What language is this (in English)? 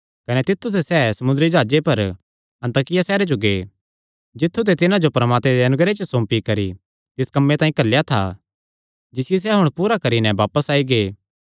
Kangri